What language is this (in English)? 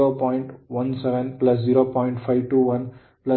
Kannada